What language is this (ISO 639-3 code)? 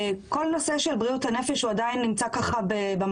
heb